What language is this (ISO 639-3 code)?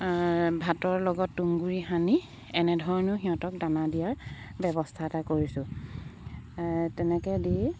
asm